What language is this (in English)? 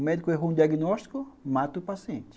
Portuguese